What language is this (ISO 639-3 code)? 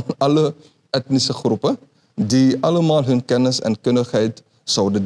nld